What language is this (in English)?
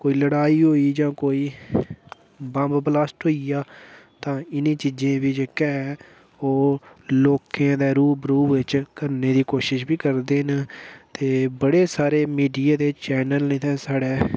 Dogri